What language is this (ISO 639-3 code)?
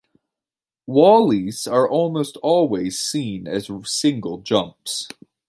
eng